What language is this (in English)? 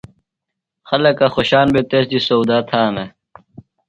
Phalura